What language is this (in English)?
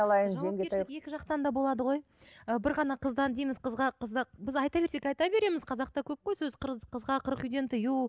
Kazakh